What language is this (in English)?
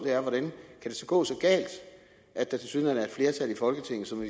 Danish